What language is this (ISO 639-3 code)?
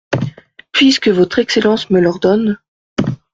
fra